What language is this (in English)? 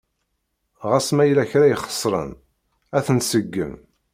Kabyle